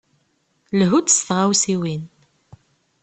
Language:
Kabyle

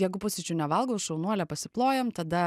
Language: Lithuanian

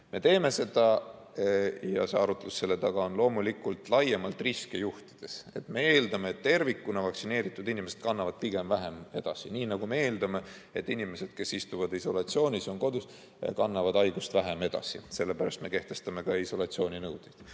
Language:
Estonian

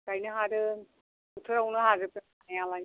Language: Bodo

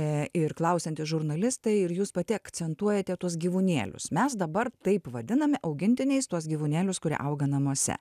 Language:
Lithuanian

